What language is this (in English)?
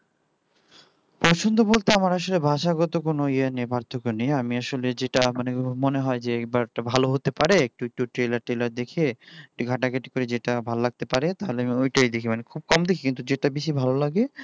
Bangla